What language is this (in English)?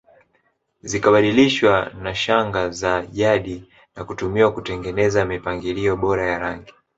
Swahili